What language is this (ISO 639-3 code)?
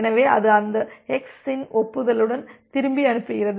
tam